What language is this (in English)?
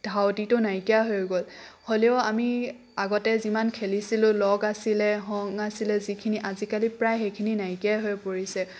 Assamese